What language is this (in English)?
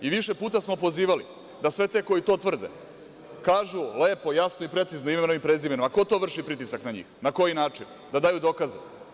Serbian